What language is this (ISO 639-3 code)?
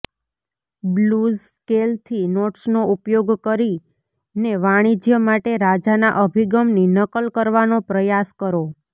guj